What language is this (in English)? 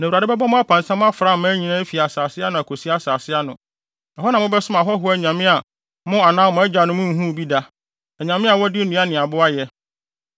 Akan